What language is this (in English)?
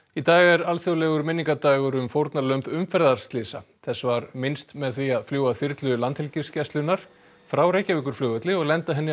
Icelandic